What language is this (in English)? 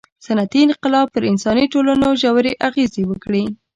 Pashto